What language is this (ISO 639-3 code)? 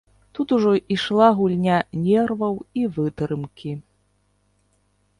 bel